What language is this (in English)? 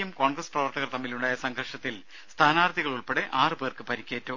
Malayalam